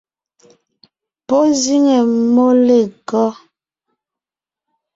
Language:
Ngiemboon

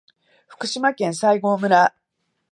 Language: Japanese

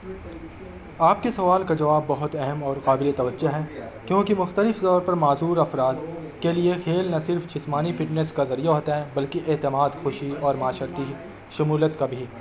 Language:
Urdu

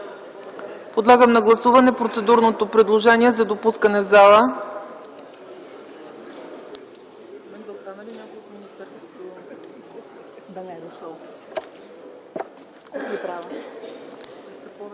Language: Bulgarian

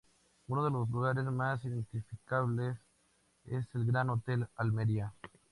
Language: Spanish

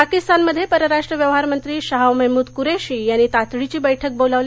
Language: Marathi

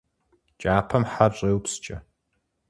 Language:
Kabardian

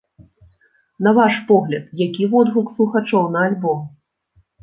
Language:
Belarusian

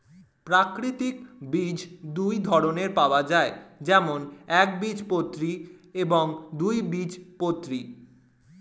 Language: Bangla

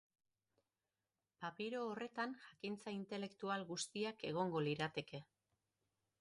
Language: Basque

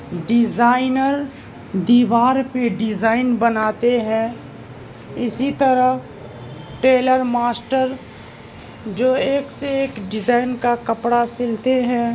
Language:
Urdu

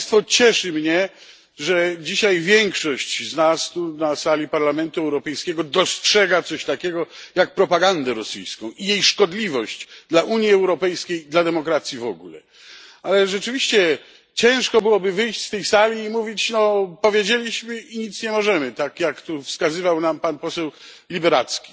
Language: Polish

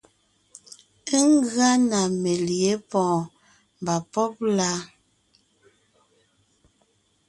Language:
Ngiemboon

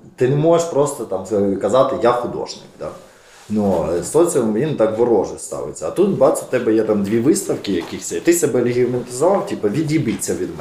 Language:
Ukrainian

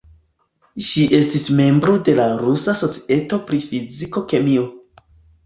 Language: Esperanto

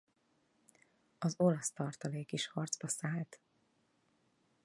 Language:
Hungarian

